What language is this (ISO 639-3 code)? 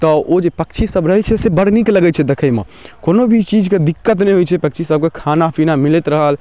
mai